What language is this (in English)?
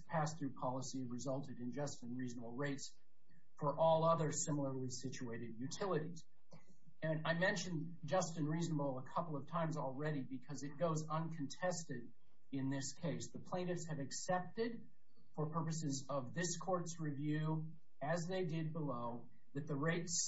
English